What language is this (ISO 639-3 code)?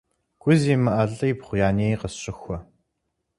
kbd